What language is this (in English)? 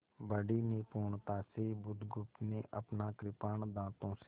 Hindi